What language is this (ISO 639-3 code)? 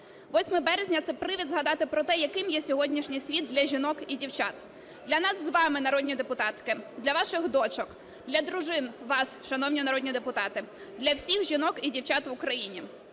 ukr